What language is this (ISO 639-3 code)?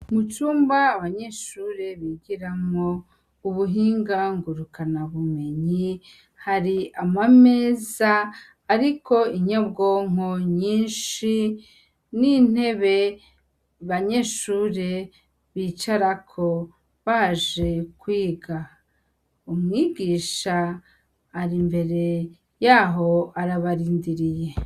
run